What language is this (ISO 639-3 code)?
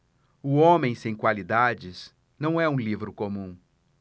por